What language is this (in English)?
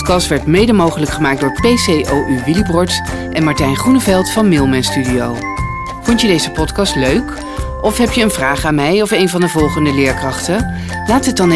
Dutch